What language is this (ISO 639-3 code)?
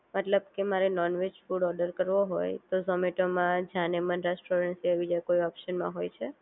guj